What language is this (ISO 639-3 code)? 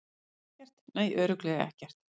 isl